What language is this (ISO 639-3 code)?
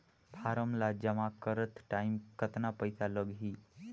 hne